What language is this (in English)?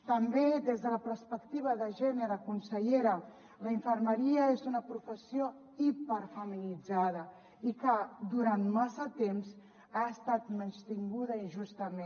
Catalan